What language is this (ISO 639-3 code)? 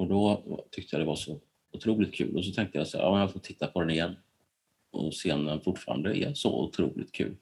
swe